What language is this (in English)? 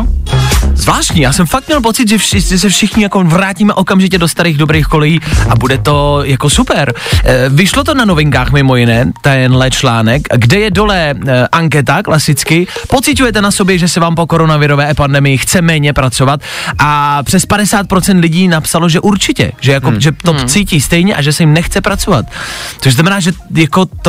Czech